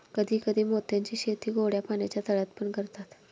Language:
Marathi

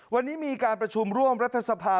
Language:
Thai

